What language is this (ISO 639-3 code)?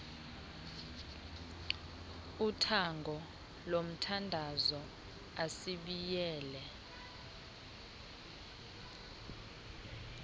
xho